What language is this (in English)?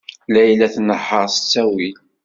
Kabyle